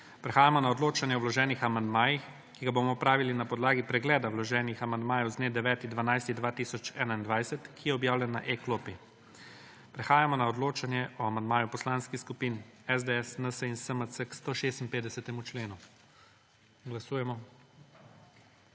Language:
Slovenian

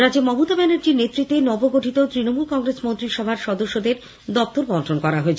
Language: Bangla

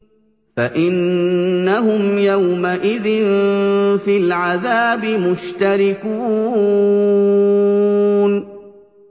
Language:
Arabic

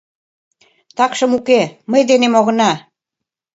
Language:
Mari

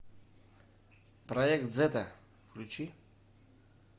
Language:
Russian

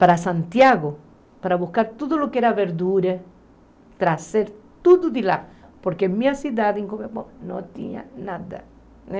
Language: Portuguese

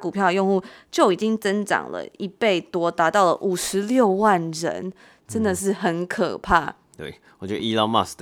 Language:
Chinese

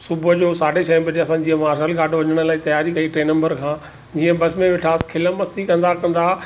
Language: Sindhi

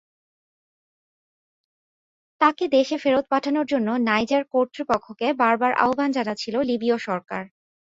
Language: Bangla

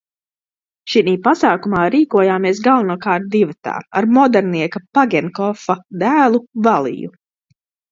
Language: Latvian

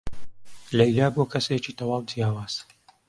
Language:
Central Kurdish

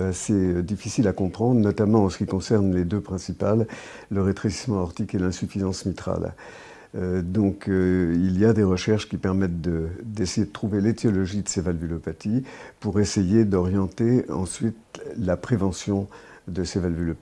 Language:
French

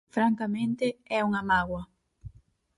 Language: Galician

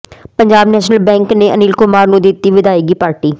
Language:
Punjabi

